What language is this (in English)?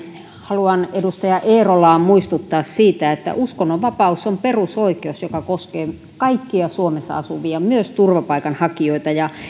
Finnish